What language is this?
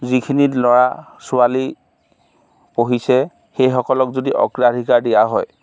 Assamese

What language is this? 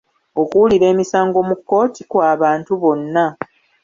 Ganda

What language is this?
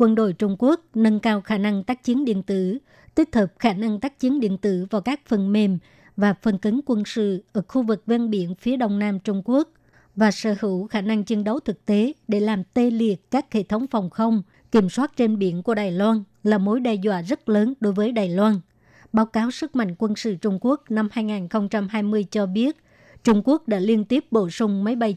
Vietnamese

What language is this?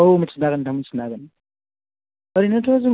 Bodo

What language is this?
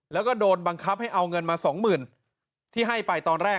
Thai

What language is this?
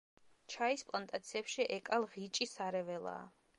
Georgian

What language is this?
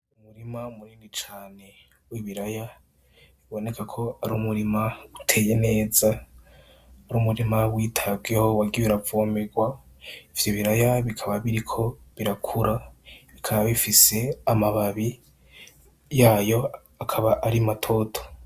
Rundi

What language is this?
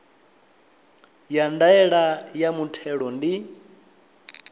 Venda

